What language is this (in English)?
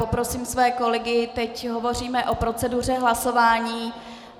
Czech